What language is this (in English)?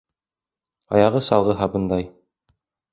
Bashkir